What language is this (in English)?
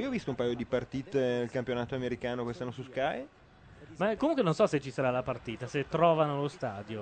Italian